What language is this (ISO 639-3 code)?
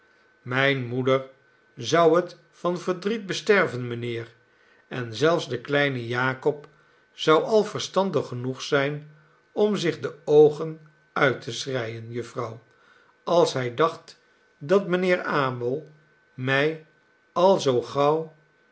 nld